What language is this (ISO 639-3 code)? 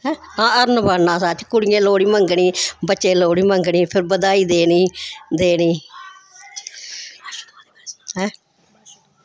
doi